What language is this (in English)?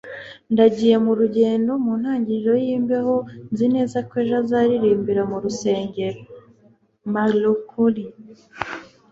Kinyarwanda